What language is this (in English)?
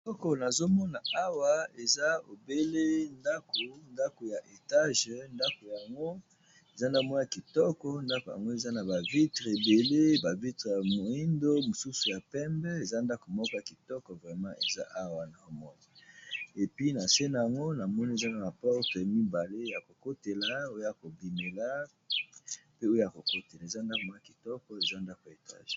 Lingala